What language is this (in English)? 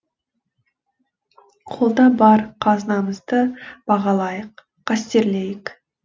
Kazakh